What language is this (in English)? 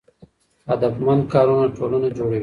Pashto